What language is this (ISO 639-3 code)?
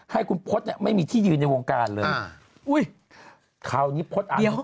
tha